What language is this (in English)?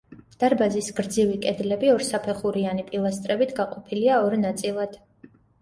Georgian